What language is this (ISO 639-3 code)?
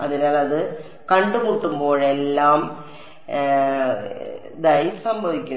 mal